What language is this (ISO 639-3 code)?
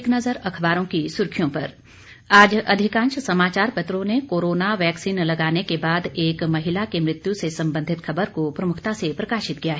hin